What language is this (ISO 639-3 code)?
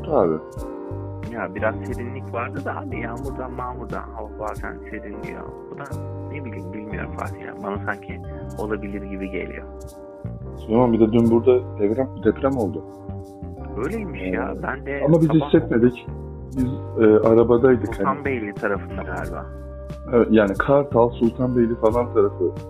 tur